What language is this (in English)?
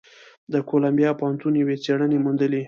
Pashto